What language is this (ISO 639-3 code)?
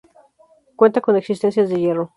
spa